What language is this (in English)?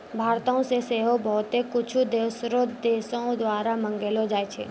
Maithili